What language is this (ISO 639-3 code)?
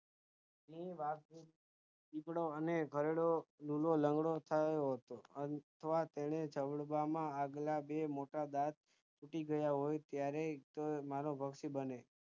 guj